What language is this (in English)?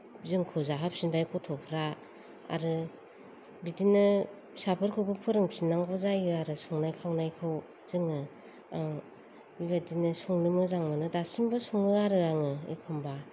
Bodo